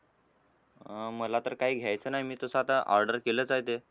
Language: Marathi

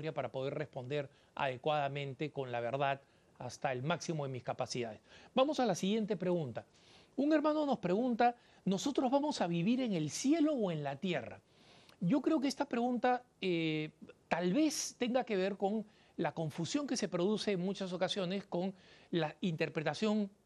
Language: Spanish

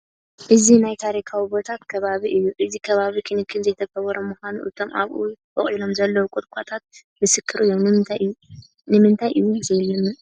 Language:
Tigrinya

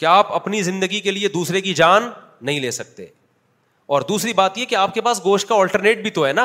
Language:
Urdu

